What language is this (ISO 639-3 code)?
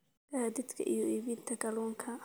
som